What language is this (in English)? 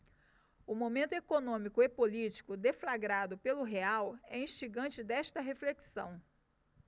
Portuguese